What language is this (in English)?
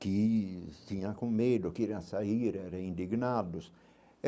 Portuguese